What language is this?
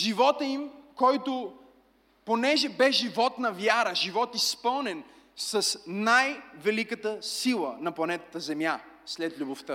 Bulgarian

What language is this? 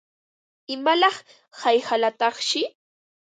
Ambo-Pasco Quechua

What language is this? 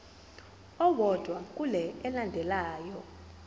Zulu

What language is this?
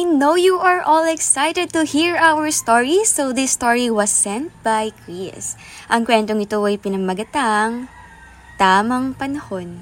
Filipino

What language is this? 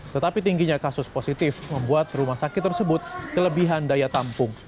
Indonesian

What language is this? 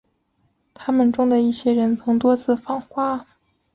Chinese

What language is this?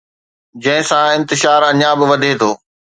Sindhi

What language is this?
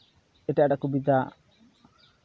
Santali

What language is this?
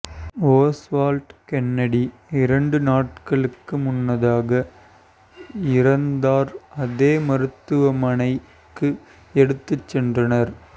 Tamil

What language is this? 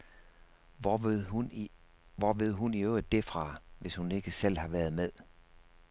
Danish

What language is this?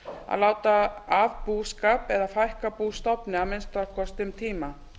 Icelandic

